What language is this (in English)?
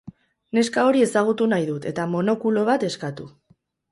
Basque